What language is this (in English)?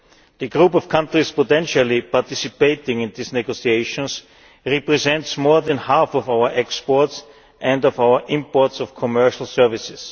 English